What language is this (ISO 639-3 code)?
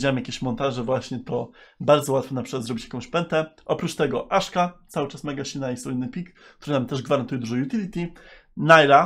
pol